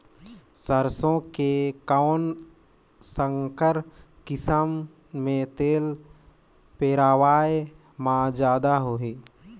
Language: Chhattisgarhi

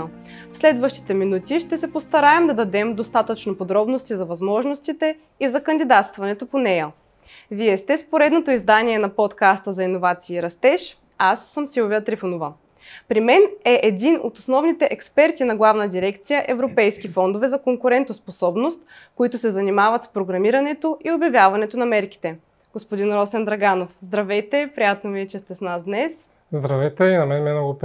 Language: Bulgarian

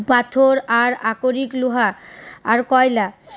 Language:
Bangla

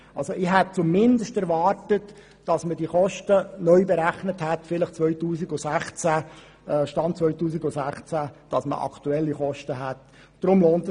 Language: Swiss German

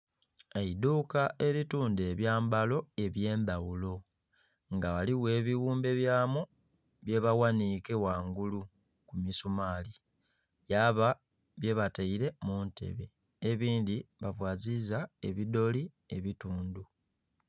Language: Soga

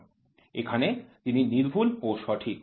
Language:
Bangla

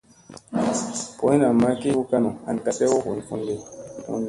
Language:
Musey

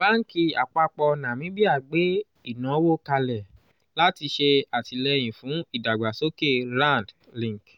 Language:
Yoruba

